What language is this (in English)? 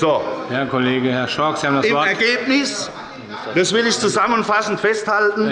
German